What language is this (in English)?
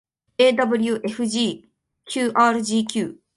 Japanese